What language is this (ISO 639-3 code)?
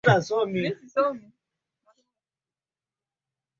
swa